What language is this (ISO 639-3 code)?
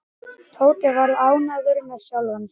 isl